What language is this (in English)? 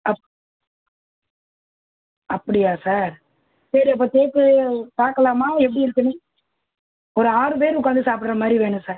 Tamil